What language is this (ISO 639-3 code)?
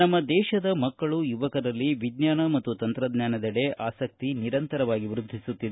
kan